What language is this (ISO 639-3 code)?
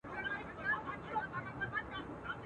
pus